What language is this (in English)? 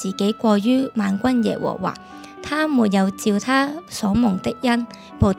Chinese